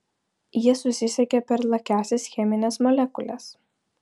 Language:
Lithuanian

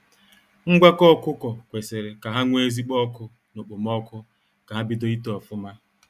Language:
Igbo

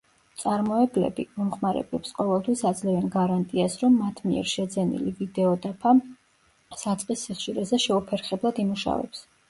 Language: Georgian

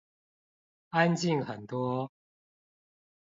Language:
Chinese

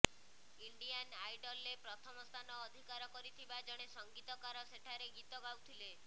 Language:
Odia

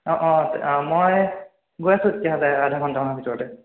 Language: Assamese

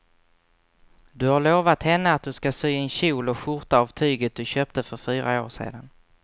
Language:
Swedish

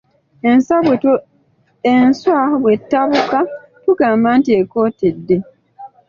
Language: Ganda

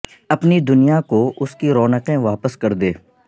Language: Urdu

